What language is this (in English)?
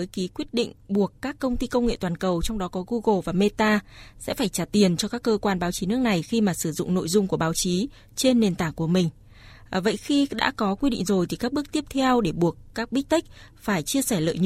Vietnamese